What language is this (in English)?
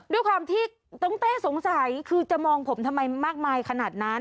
Thai